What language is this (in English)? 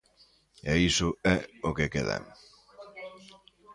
Galician